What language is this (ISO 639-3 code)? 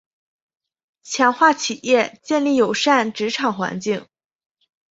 zho